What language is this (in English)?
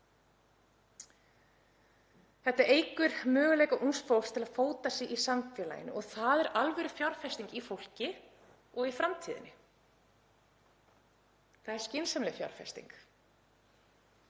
Icelandic